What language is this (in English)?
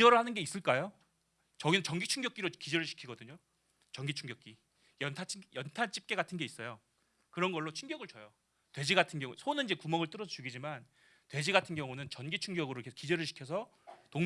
Korean